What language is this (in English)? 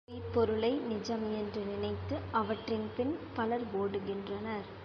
Tamil